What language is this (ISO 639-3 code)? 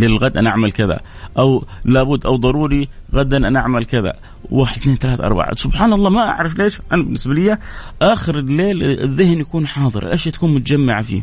ara